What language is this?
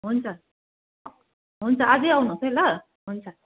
Nepali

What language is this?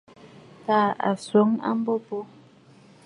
Bafut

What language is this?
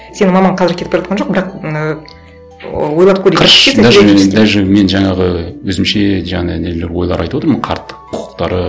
Kazakh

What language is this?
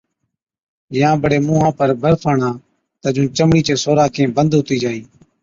Od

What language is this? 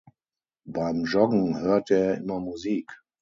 German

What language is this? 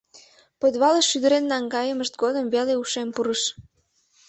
Mari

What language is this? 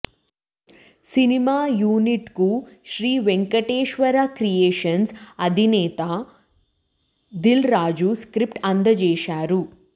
Telugu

